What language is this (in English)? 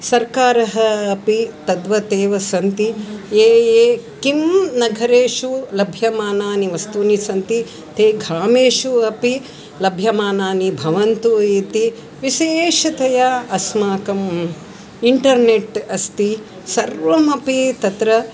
Sanskrit